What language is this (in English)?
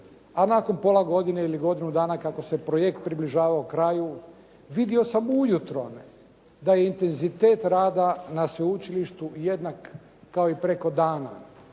Croatian